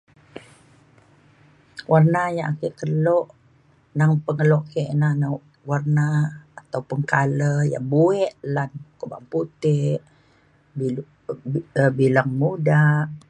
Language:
Mainstream Kenyah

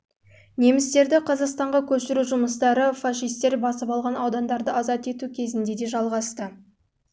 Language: Kazakh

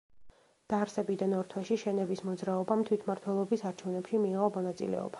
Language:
Georgian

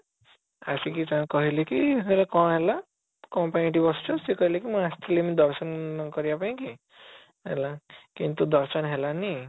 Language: Odia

